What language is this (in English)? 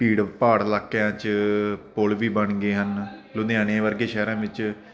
Punjabi